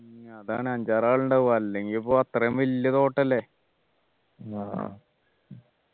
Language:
Malayalam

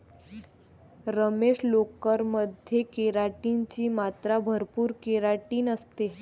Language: Marathi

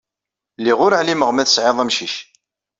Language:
Kabyle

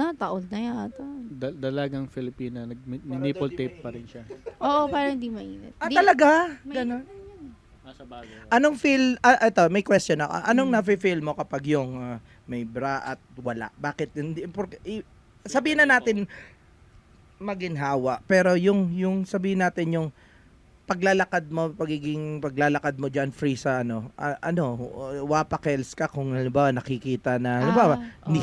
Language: Filipino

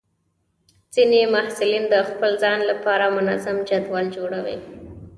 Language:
Pashto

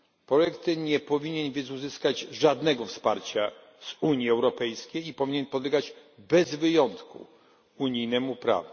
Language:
Polish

